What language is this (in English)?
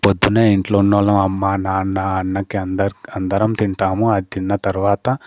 Telugu